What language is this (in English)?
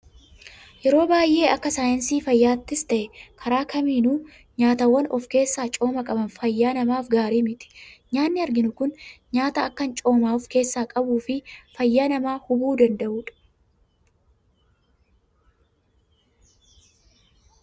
Oromo